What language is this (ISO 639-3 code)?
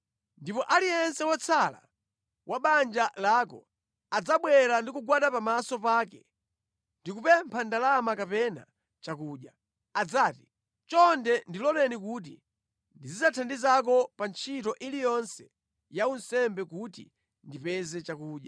nya